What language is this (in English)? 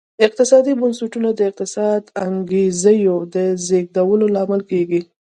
Pashto